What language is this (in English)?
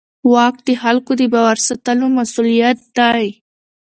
Pashto